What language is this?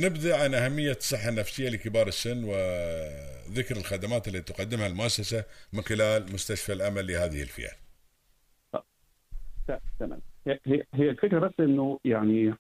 Arabic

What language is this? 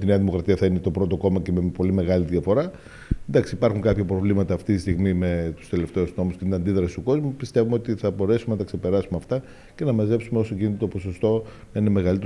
Greek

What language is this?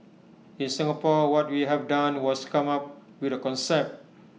English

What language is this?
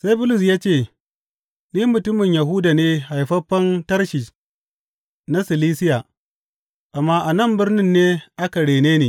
Hausa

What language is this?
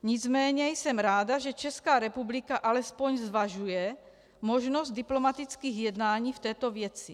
Czech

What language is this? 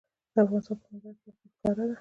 Pashto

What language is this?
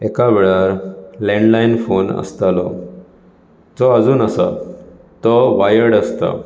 Konkani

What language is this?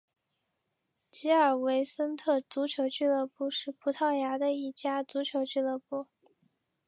Chinese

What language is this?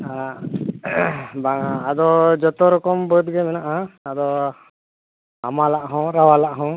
Santali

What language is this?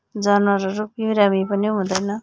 Nepali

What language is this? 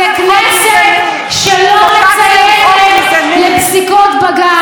Hebrew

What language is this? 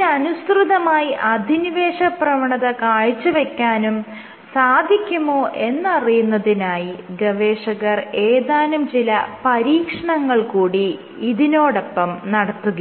Malayalam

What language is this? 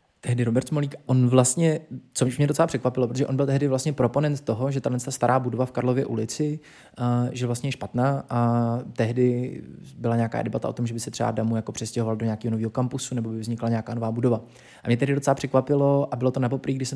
Czech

